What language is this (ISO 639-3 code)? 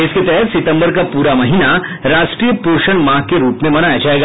hin